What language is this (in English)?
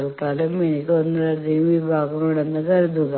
Malayalam